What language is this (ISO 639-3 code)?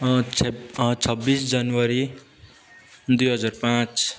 nep